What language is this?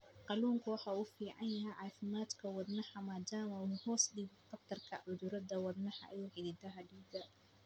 Somali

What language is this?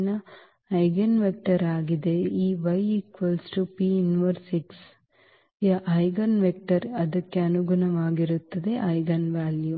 Kannada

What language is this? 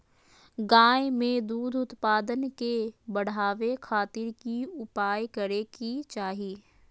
Magahi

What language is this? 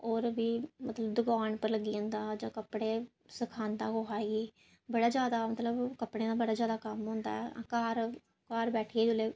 Dogri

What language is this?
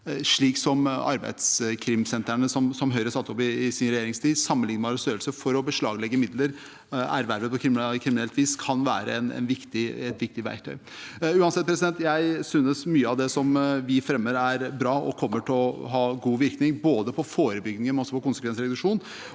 Norwegian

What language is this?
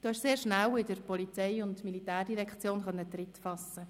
Swiss German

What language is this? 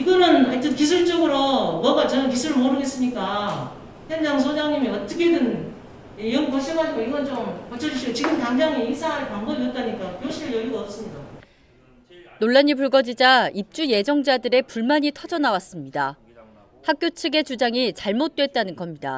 Korean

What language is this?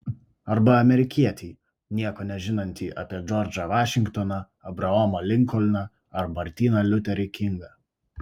Lithuanian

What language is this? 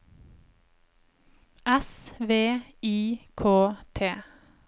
Norwegian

